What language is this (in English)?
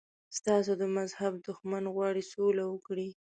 Pashto